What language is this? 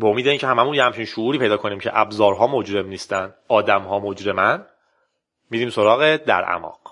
Persian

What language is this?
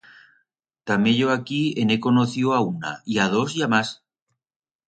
Aragonese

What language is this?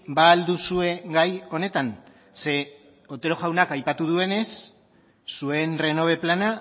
Basque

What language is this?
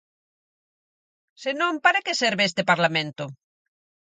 Galician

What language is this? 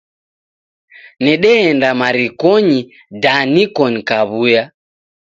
Taita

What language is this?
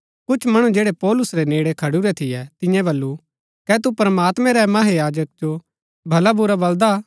Gaddi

